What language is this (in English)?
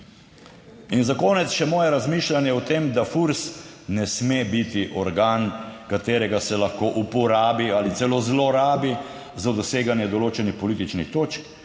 Slovenian